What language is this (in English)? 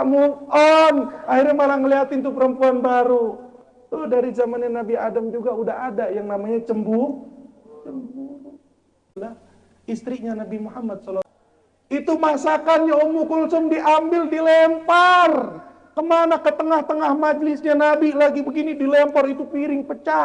Indonesian